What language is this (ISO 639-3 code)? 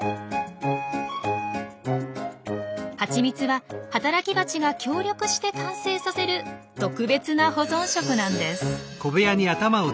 jpn